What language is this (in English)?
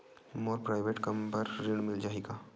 Chhattisgarhi